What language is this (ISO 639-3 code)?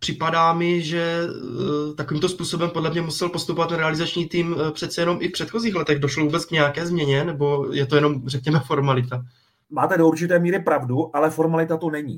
ces